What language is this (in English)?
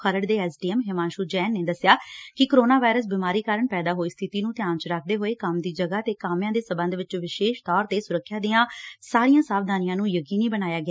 Punjabi